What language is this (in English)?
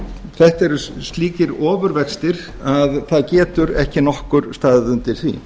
Icelandic